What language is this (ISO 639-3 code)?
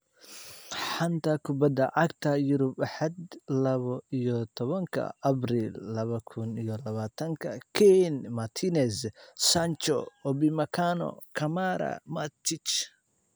som